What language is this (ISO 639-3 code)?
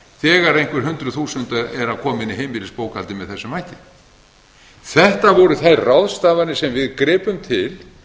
isl